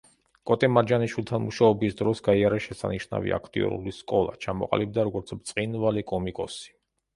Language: Georgian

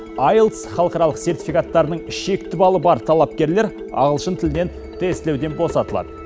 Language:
Kazakh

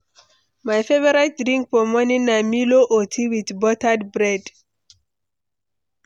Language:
Nigerian Pidgin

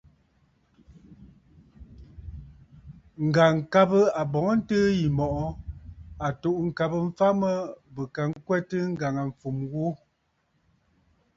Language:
Bafut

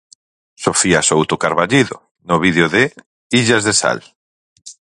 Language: Galician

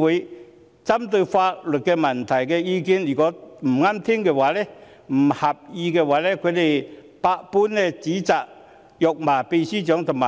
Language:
Cantonese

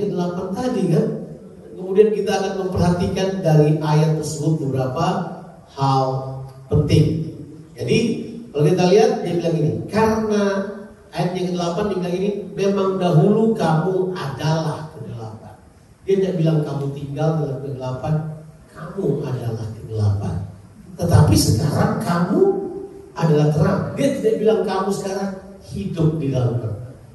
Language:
Indonesian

